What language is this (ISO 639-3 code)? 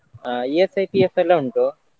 kan